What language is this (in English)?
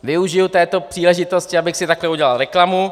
Czech